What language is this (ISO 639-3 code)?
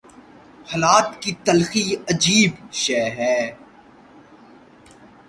urd